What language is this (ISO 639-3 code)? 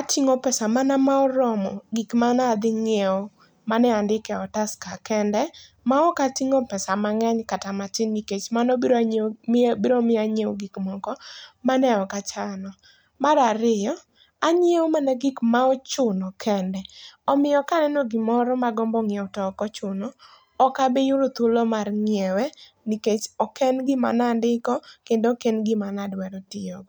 luo